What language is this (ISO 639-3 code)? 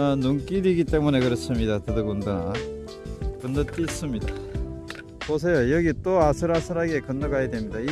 kor